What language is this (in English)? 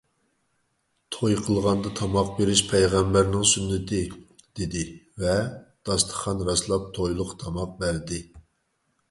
Uyghur